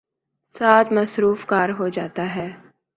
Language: Urdu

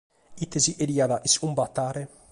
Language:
Sardinian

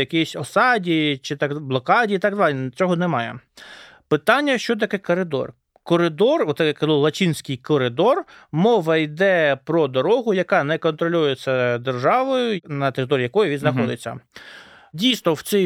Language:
Ukrainian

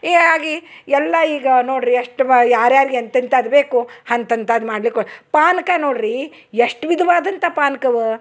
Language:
Kannada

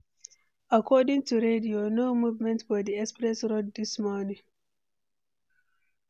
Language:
Nigerian Pidgin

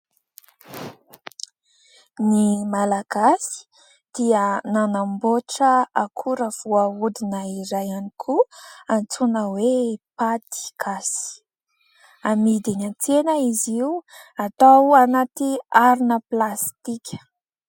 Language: Malagasy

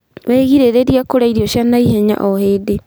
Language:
Kikuyu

